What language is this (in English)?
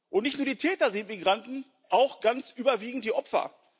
German